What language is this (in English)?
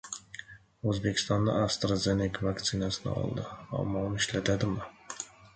Uzbek